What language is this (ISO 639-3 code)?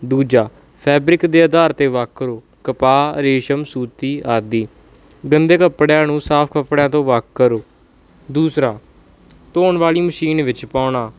pan